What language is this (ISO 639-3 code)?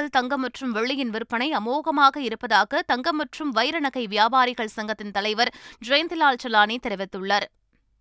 tam